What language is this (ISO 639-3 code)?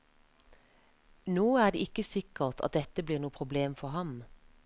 nor